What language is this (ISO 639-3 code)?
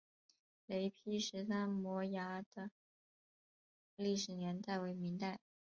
zho